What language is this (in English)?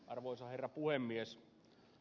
Finnish